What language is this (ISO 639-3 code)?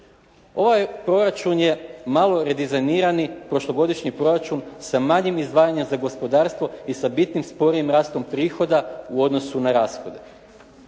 hrv